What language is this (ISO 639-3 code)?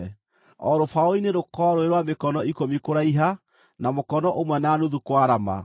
kik